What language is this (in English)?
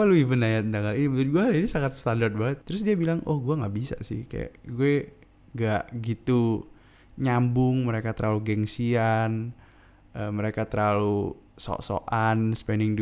Indonesian